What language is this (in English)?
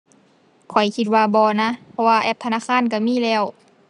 Thai